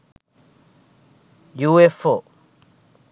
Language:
Sinhala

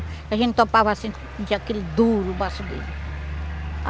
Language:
Portuguese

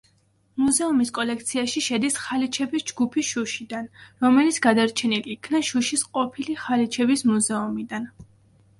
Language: Georgian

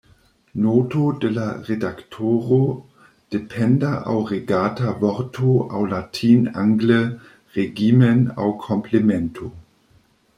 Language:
Esperanto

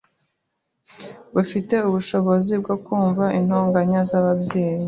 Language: Kinyarwanda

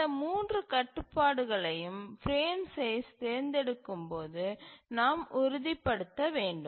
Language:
Tamil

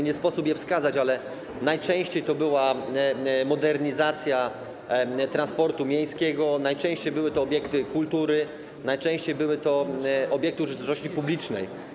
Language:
Polish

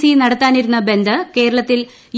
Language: Malayalam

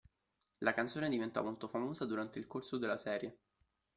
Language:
Italian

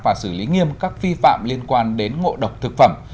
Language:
Vietnamese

